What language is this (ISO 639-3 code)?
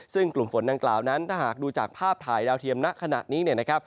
tha